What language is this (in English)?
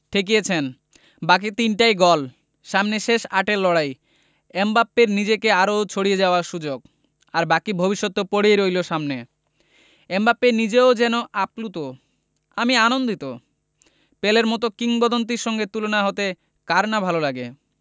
Bangla